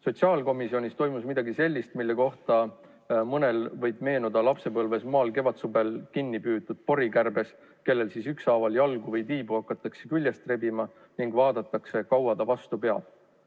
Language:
Estonian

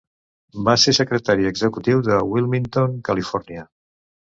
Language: Catalan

